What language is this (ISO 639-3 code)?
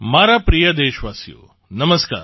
guj